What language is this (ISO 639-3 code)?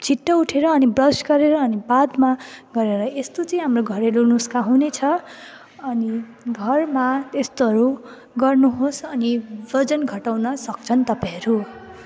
nep